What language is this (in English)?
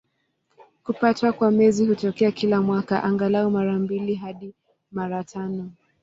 Swahili